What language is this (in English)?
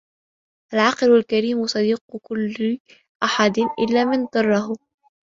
Arabic